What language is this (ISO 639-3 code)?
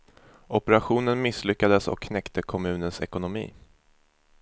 swe